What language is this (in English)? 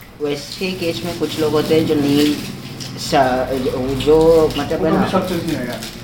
Hindi